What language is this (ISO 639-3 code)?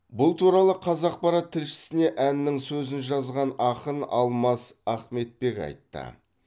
kaz